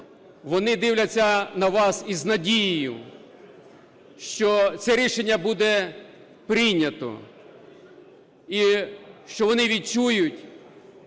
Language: Ukrainian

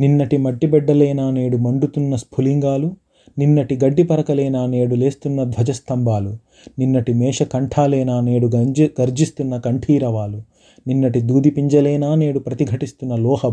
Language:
Telugu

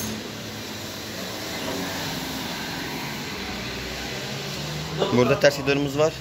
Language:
Turkish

